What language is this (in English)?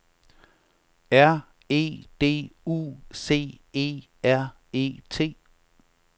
Danish